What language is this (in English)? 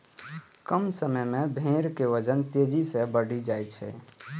Maithili